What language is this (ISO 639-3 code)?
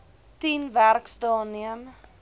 afr